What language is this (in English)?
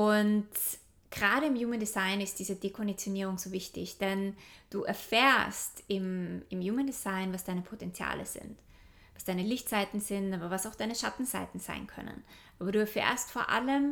German